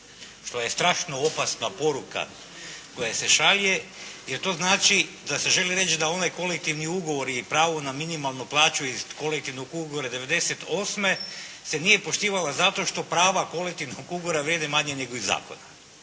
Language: Croatian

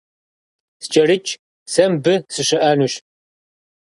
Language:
Kabardian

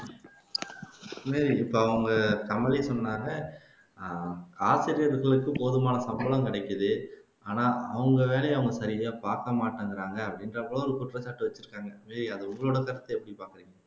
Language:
Tamil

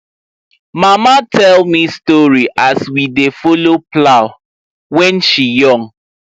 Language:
Nigerian Pidgin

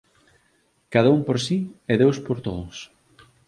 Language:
Galician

